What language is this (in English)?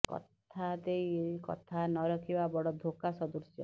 Odia